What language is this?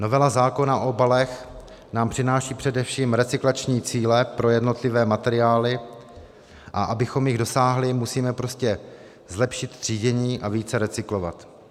Czech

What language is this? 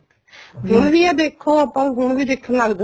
Punjabi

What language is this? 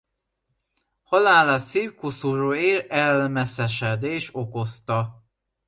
Hungarian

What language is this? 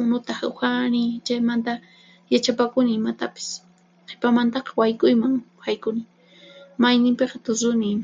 Puno Quechua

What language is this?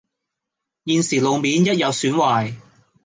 Cantonese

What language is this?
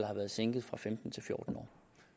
Danish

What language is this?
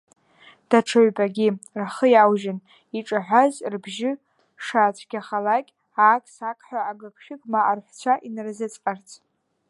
Abkhazian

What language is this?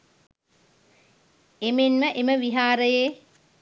Sinhala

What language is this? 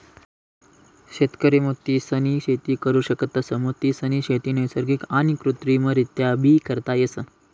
Marathi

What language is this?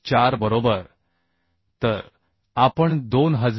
Marathi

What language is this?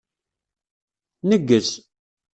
Kabyle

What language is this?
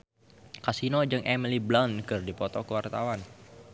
Sundanese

